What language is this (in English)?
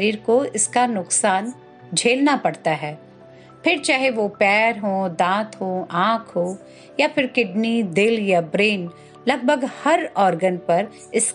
Hindi